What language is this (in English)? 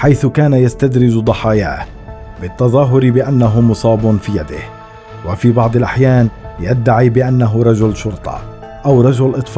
Arabic